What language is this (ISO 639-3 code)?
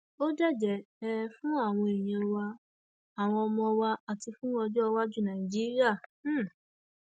yor